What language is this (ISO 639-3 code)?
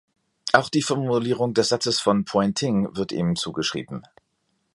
deu